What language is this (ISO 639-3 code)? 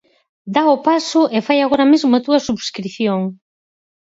glg